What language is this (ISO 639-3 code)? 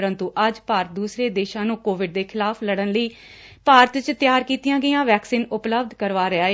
pan